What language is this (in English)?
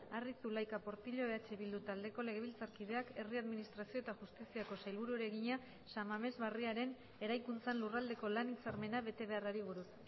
Basque